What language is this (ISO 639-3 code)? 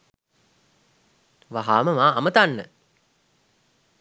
sin